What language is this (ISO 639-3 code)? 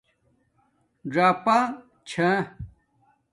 dmk